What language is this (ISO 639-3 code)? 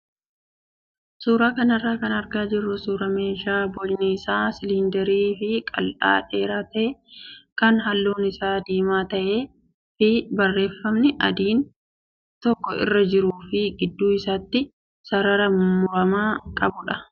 orm